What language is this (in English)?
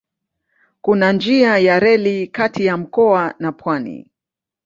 Swahili